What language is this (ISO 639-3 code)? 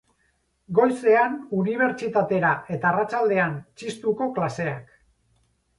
eus